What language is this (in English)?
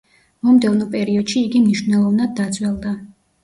Georgian